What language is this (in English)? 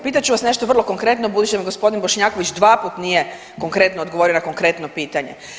Croatian